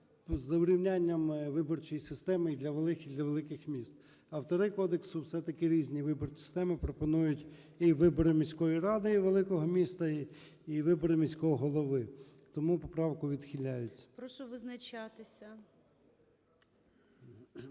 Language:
Ukrainian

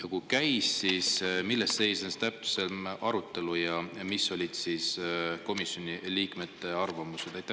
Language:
Estonian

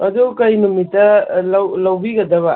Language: Manipuri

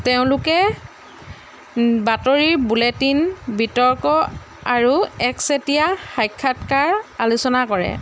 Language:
Assamese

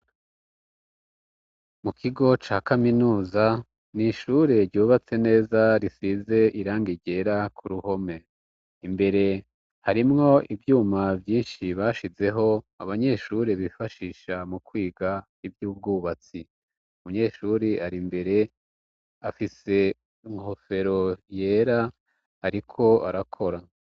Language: Rundi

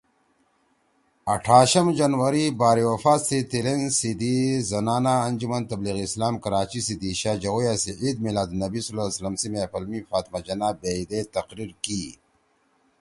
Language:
Torwali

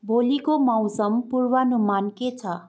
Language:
Nepali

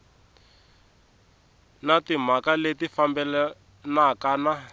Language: Tsonga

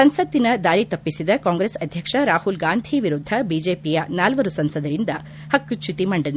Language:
Kannada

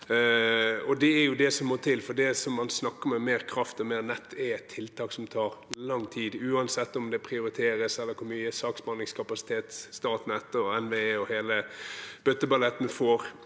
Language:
Norwegian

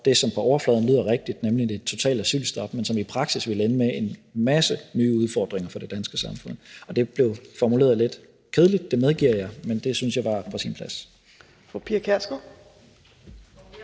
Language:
Danish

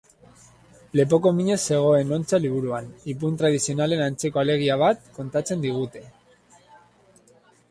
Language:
Basque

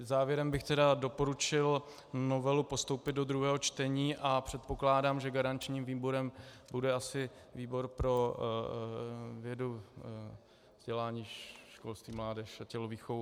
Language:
Czech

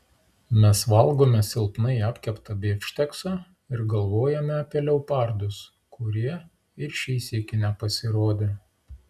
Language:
Lithuanian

